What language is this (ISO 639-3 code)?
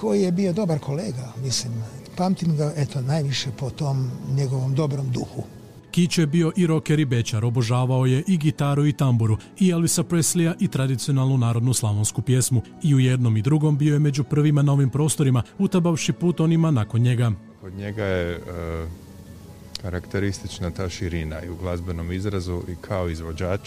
hrv